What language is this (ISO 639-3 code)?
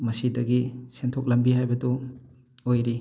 mni